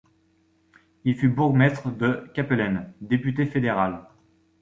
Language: French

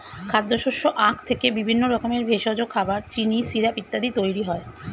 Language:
Bangla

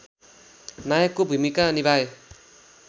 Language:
Nepali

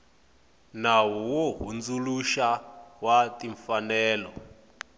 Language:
Tsonga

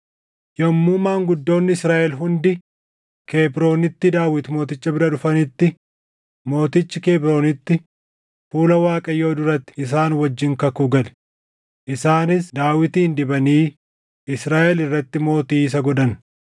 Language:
Oromo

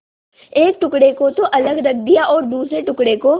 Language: Hindi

